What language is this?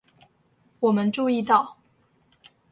Chinese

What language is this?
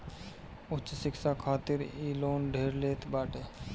Bhojpuri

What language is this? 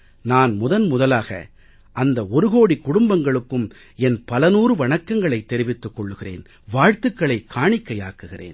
Tamil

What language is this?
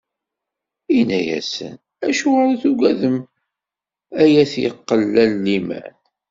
Kabyle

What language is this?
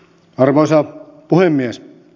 Finnish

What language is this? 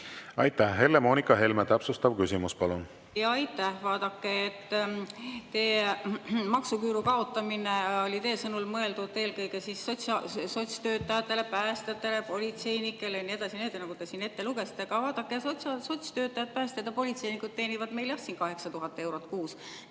Estonian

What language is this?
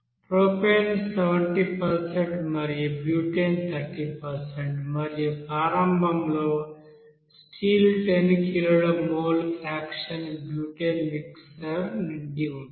Telugu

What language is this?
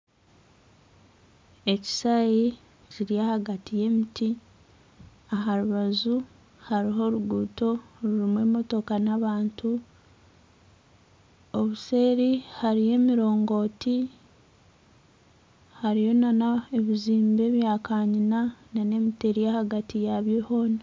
Nyankole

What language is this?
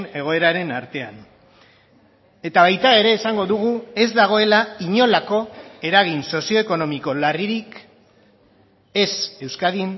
Basque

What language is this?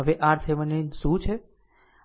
Gujarati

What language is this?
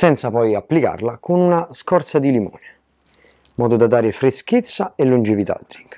Italian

